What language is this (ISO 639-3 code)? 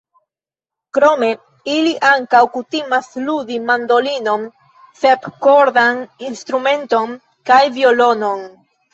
epo